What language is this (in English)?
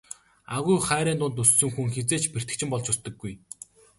Mongolian